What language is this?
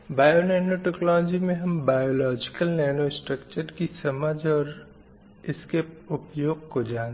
Hindi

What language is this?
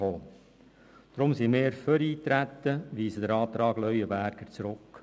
Swiss German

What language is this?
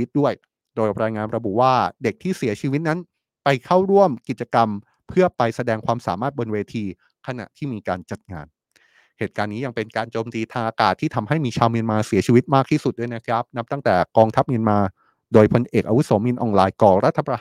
Thai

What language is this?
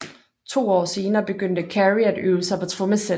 Danish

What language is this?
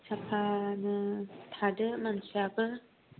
Bodo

